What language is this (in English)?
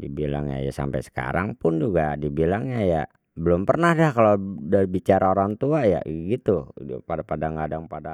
Betawi